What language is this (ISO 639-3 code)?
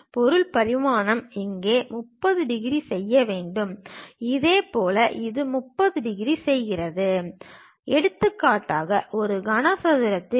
tam